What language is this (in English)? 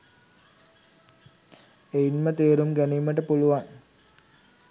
Sinhala